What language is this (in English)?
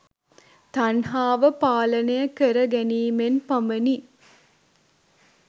Sinhala